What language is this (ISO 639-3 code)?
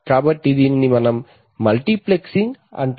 tel